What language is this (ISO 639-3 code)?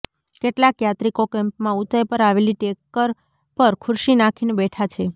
guj